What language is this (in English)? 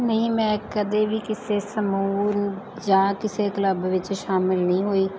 Punjabi